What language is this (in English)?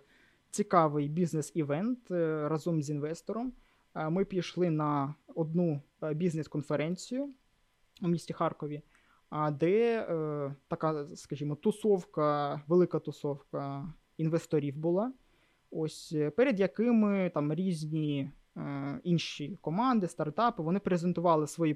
Ukrainian